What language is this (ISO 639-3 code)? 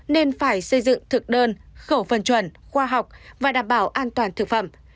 vie